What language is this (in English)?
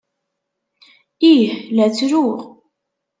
Kabyle